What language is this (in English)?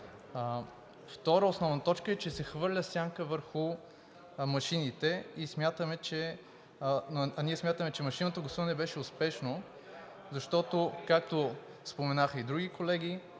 Bulgarian